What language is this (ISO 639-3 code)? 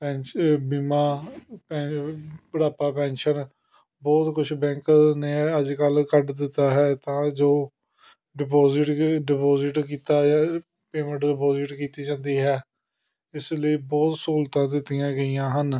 pan